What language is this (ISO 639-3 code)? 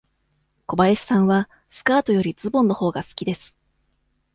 jpn